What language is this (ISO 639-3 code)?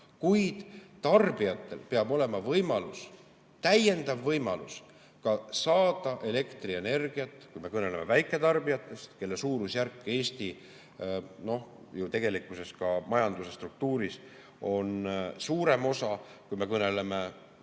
est